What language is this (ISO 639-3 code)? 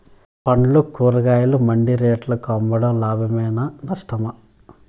tel